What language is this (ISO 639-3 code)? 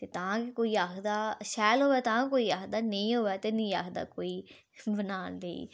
doi